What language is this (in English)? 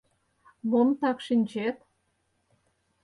Mari